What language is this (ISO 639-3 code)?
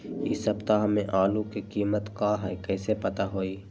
mag